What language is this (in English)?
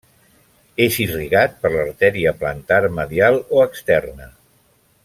Catalan